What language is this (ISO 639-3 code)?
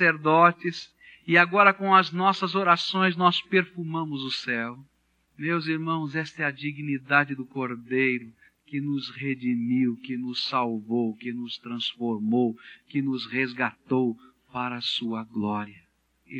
por